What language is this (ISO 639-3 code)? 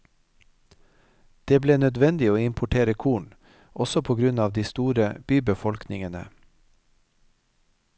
nor